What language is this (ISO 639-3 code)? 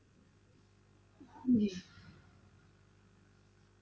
pan